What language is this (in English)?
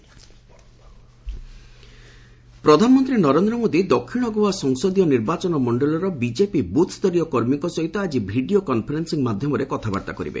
Odia